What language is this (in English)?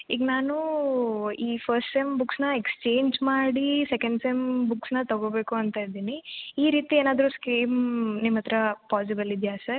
Kannada